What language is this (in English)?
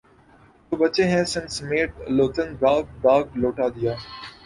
Urdu